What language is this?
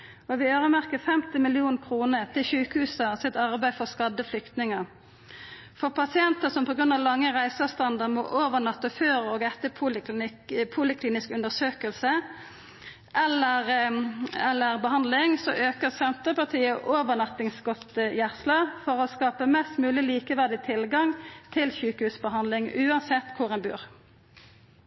Norwegian Nynorsk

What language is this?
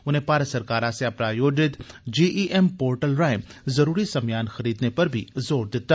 Dogri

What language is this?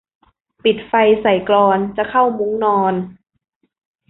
Thai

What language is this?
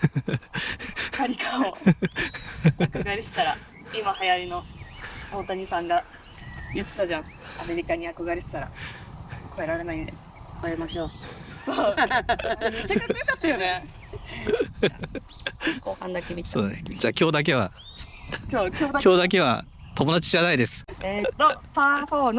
Japanese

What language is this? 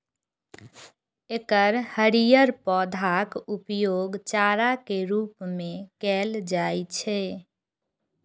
Maithili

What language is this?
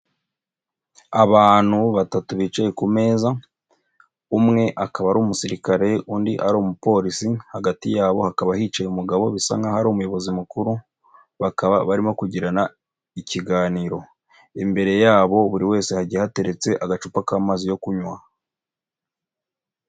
Kinyarwanda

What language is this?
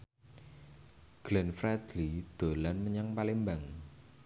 Javanese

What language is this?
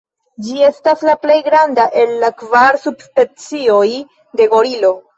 Esperanto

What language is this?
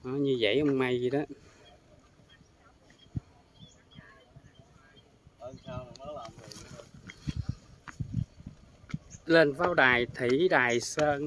Vietnamese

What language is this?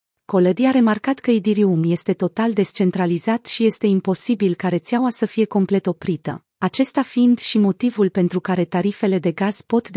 Romanian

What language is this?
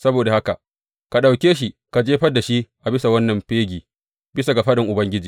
Hausa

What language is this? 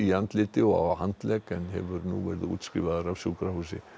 Icelandic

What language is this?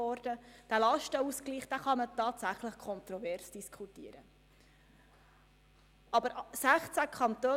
Swiss German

